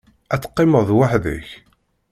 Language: Kabyle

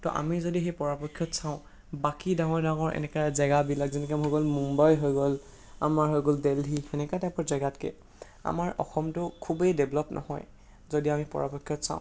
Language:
Assamese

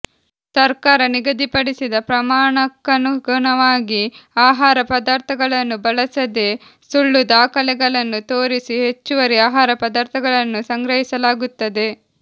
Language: Kannada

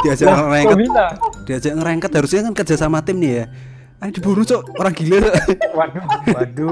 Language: Indonesian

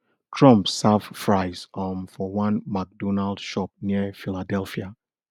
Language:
Nigerian Pidgin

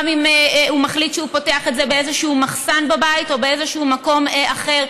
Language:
Hebrew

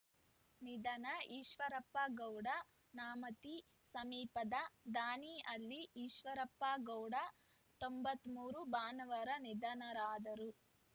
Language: Kannada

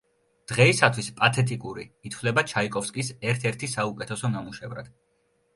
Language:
Georgian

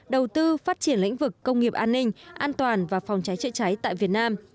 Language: Vietnamese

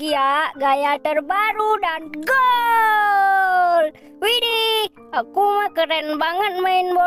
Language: Indonesian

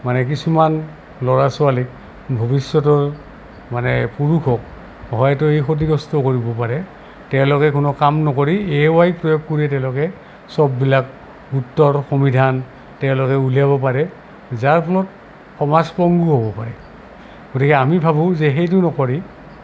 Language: Assamese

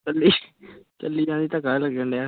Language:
Punjabi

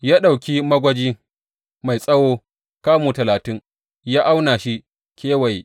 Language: Hausa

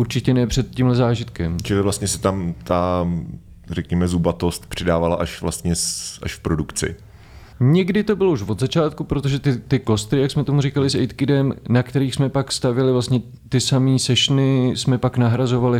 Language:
Czech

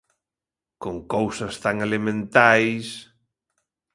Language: Galician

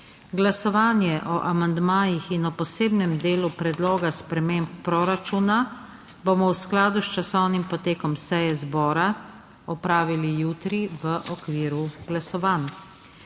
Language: Slovenian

